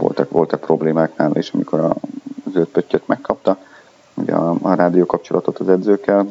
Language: Hungarian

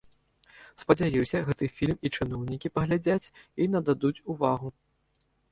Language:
Belarusian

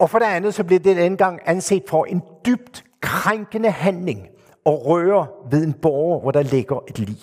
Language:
Danish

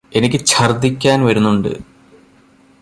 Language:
Malayalam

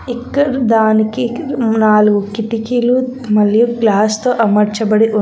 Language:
Telugu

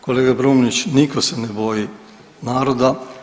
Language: Croatian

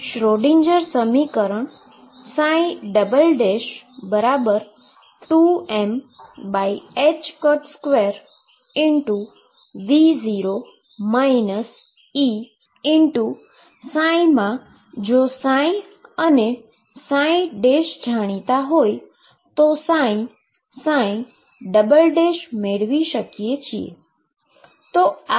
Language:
Gujarati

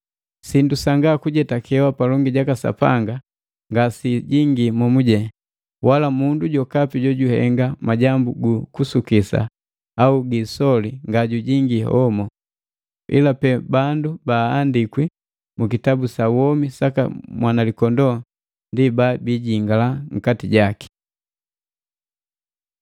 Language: Matengo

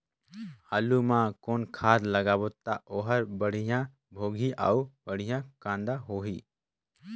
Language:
Chhattisgarhi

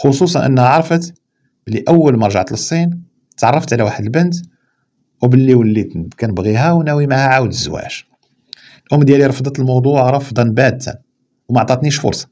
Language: Arabic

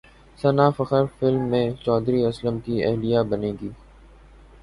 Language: Urdu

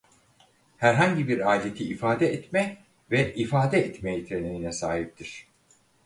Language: Turkish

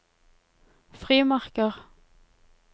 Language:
Norwegian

